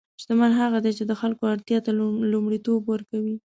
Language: Pashto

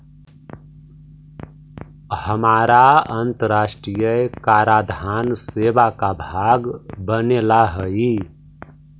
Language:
Magahi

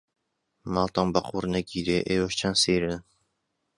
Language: Central Kurdish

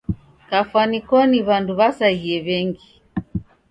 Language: Taita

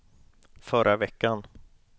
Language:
Swedish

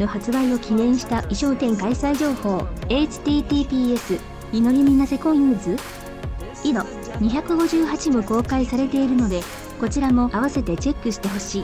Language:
Japanese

